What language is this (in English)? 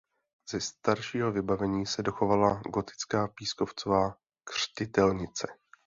Czech